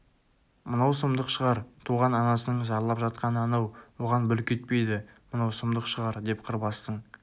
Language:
Kazakh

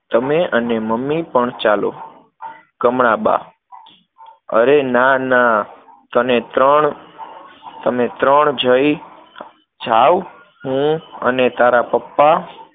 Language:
Gujarati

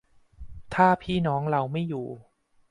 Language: Thai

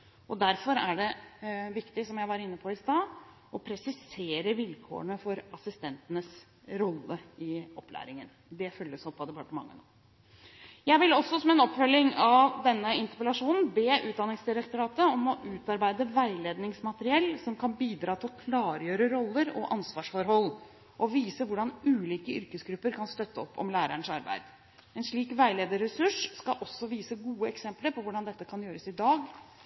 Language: Norwegian Bokmål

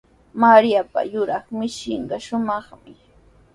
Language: Sihuas Ancash Quechua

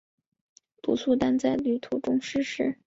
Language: Chinese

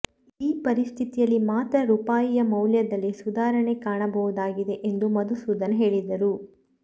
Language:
Kannada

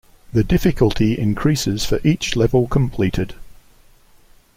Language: English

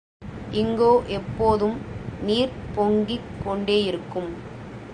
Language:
Tamil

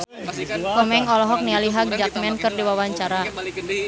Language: Sundanese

